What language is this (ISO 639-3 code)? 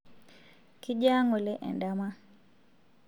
mas